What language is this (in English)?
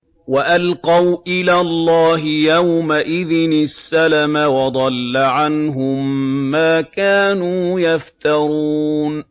Arabic